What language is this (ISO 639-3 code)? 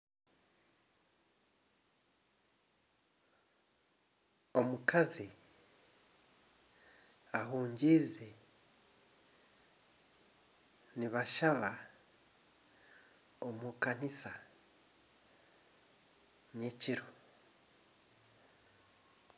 nyn